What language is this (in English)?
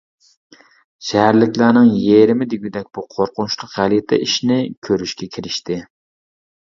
Uyghur